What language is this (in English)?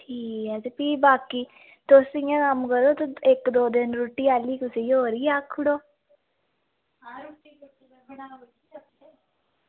Dogri